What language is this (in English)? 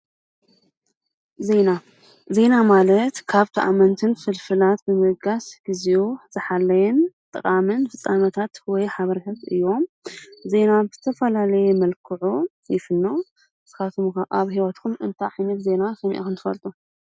Tigrinya